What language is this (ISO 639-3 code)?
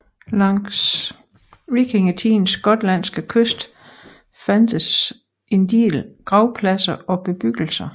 dan